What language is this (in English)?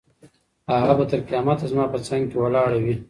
Pashto